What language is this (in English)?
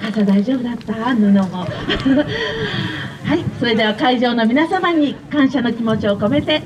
Japanese